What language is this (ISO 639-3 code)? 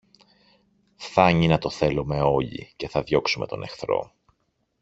ell